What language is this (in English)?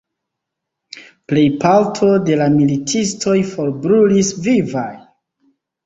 Esperanto